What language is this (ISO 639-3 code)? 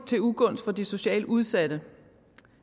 dan